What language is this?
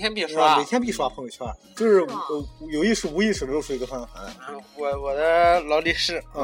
Chinese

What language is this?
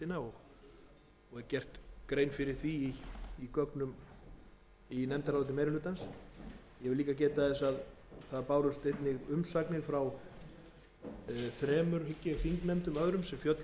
Icelandic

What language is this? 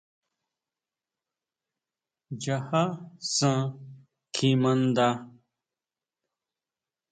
Huautla Mazatec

